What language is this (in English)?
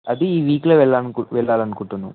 Telugu